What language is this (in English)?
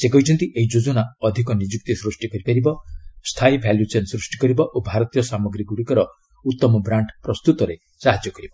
Odia